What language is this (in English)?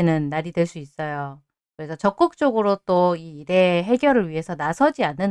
Korean